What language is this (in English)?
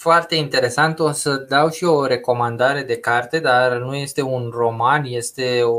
Romanian